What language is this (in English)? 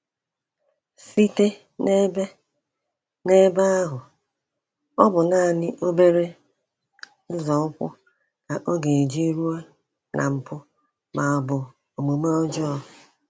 Igbo